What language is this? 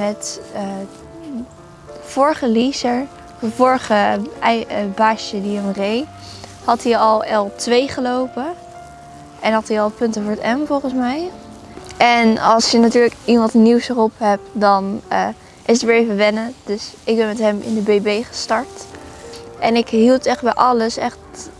Dutch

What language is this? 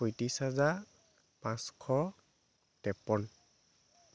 Assamese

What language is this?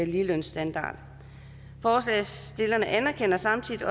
Danish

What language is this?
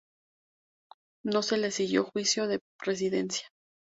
Spanish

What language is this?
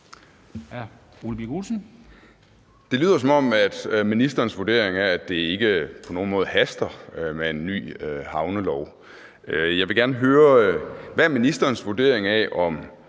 Danish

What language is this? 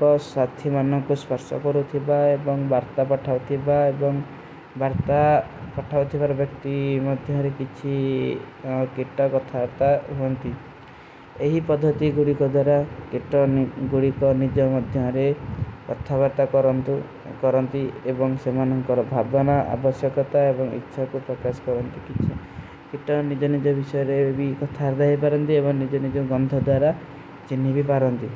Kui (India)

